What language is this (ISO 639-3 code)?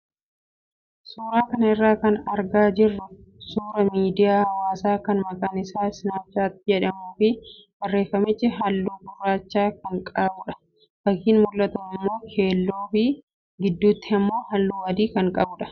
orm